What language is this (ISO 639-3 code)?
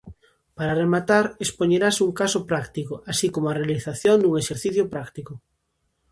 glg